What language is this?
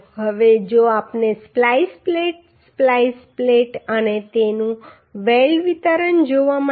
Gujarati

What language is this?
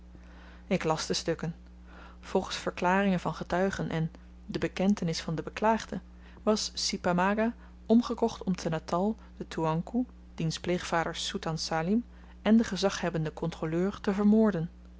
Dutch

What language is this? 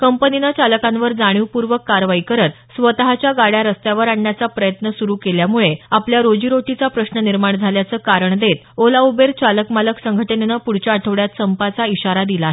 Marathi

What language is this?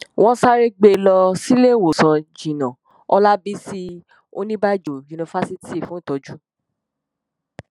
Yoruba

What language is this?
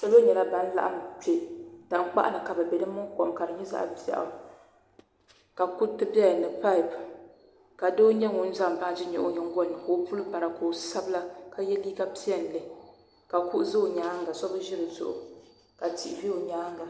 Dagbani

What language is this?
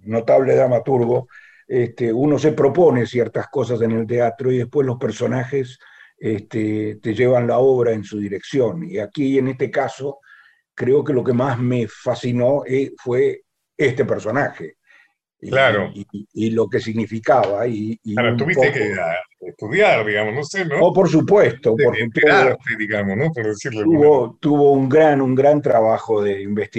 Spanish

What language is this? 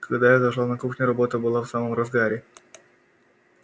Russian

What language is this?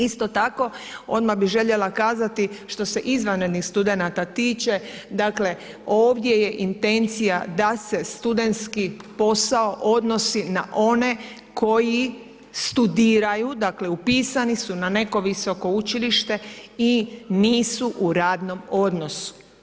Croatian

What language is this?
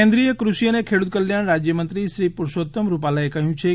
Gujarati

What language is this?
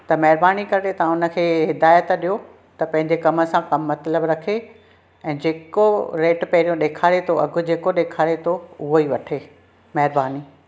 Sindhi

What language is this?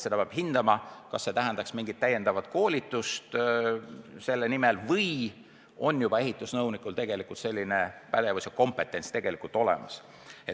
Estonian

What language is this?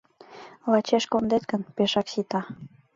Mari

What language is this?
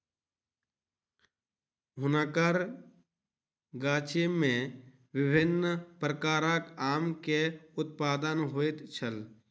Maithili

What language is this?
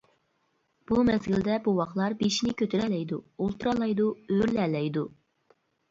Uyghur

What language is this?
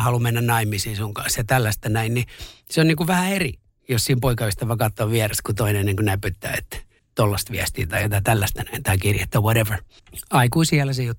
Finnish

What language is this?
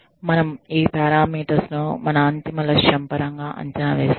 Telugu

